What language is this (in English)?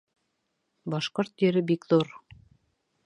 Bashkir